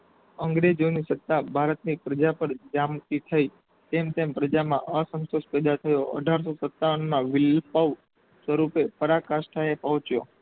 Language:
Gujarati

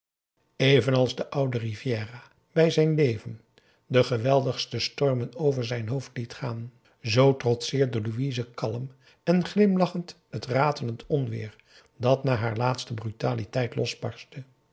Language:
Dutch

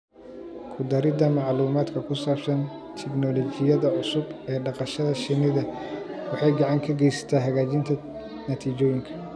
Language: Somali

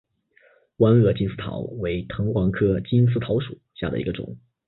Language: Chinese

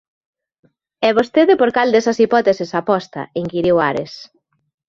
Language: Galician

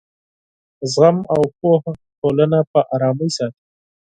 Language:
Pashto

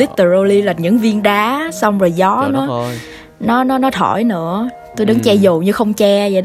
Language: Vietnamese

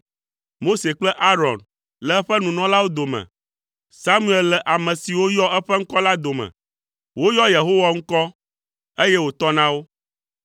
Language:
Ewe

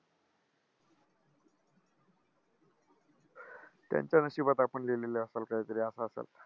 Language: Marathi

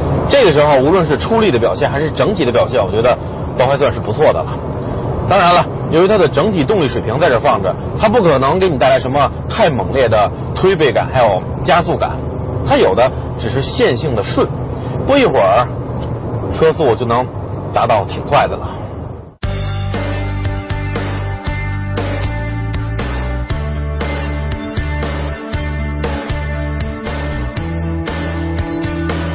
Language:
Chinese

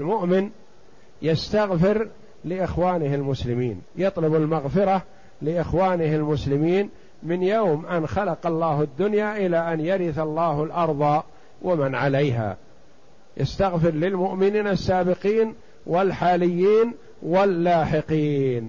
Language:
Arabic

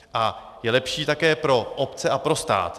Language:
Czech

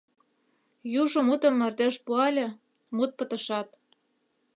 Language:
Mari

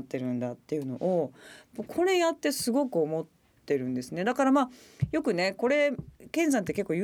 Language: Japanese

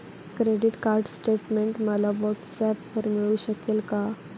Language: Marathi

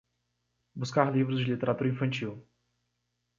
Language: Portuguese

